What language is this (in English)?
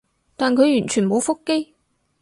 Cantonese